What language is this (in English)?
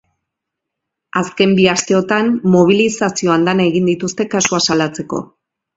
Basque